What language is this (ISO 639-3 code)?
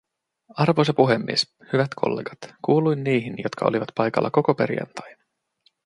fin